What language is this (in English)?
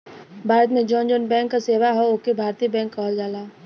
Bhojpuri